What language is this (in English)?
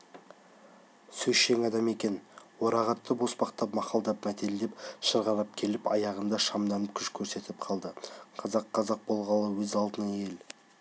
Kazakh